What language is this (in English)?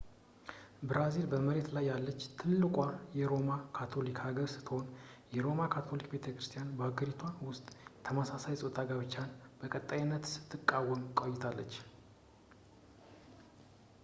Amharic